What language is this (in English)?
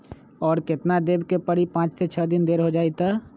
Magahi